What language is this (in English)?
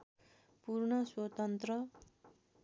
Nepali